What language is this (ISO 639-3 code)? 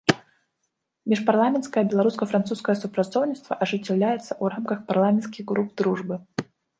bel